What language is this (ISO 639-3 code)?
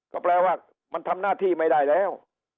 tha